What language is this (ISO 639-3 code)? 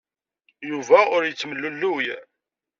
kab